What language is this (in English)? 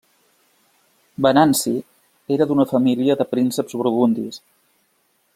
Catalan